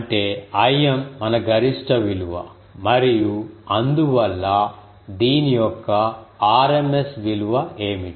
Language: Telugu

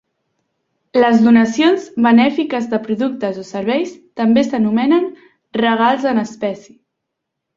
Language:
Catalan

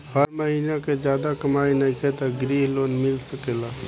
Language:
Bhojpuri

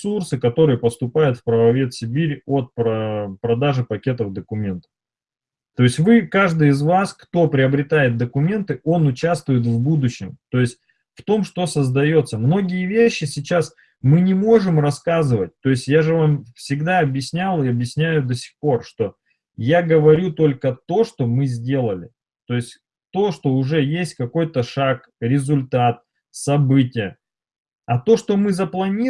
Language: Russian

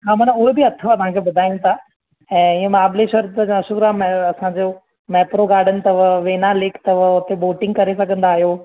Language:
Sindhi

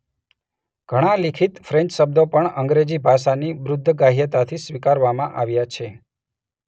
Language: Gujarati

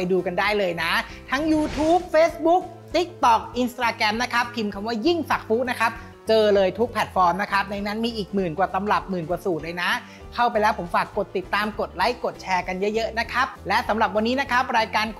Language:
Thai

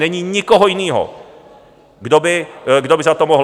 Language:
Czech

